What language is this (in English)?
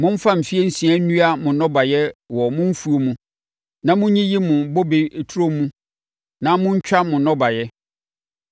Akan